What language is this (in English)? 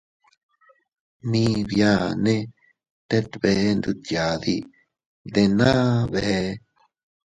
Teutila Cuicatec